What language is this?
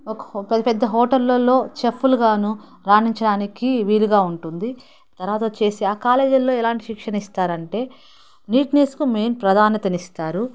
Telugu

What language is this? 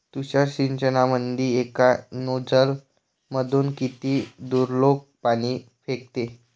Marathi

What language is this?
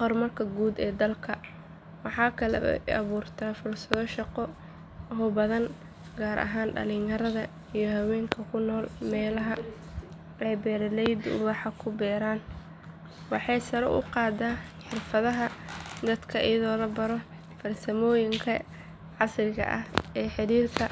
Somali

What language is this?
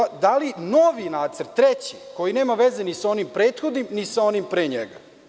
Serbian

